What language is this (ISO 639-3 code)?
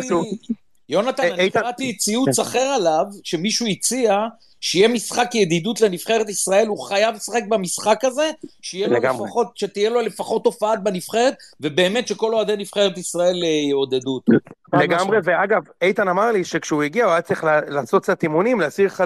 heb